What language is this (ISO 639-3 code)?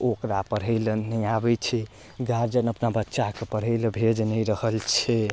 mai